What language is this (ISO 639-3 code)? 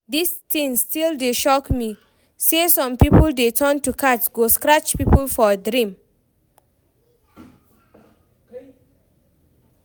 pcm